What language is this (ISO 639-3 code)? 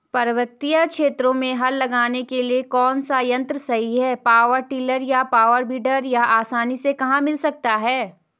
hin